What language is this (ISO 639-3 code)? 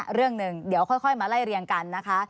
tha